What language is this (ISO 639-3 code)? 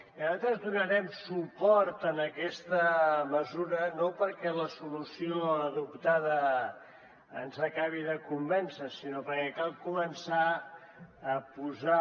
cat